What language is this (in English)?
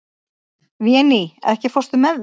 Icelandic